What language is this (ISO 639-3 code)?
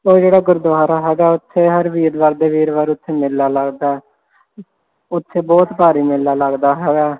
pan